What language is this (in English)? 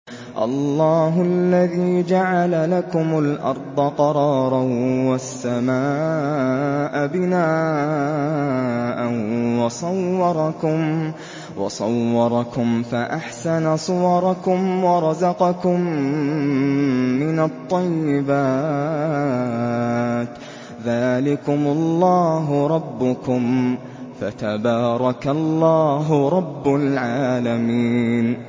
Arabic